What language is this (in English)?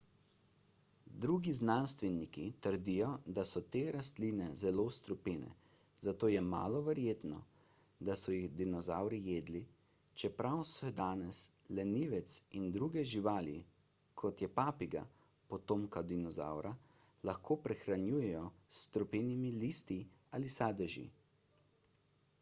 Slovenian